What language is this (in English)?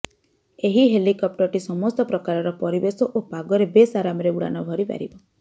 Odia